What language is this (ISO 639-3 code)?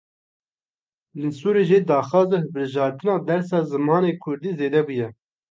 kur